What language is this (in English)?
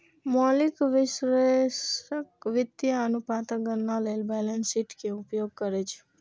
Maithili